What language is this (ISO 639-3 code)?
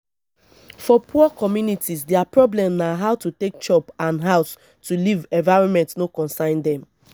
pcm